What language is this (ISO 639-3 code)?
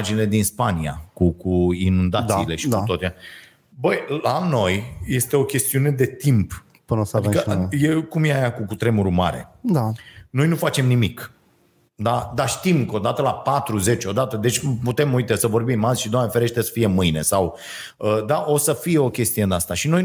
ron